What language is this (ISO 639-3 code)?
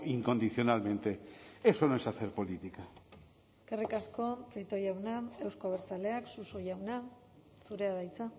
eus